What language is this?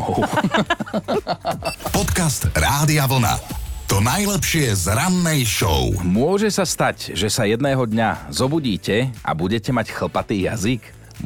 Slovak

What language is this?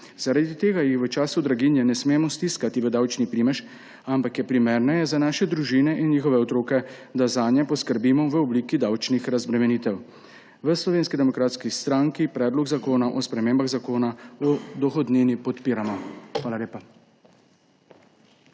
Slovenian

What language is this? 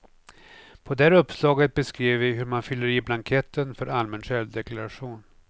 Swedish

